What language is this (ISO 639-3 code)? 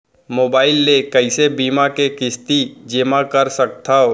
hne